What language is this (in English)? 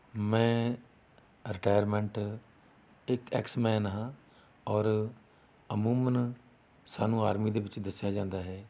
Punjabi